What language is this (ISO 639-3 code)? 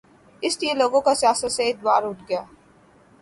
urd